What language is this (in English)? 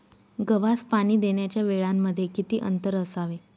Marathi